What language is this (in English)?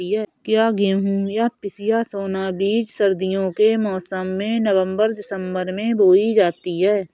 Hindi